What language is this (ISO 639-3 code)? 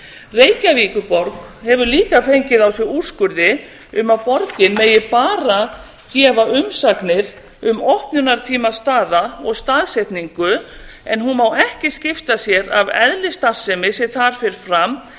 isl